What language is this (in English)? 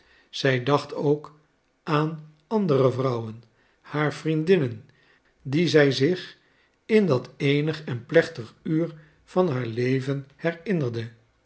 Dutch